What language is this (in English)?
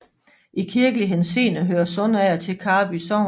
Danish